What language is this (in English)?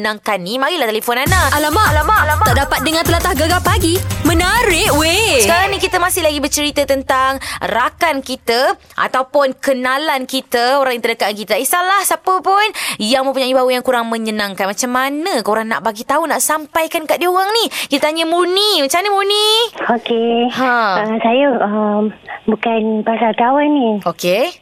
Malay